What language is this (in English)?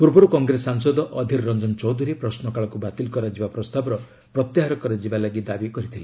Odia